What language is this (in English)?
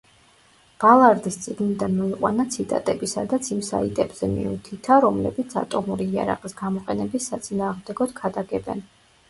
Georgian